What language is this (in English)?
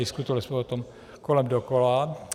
Czech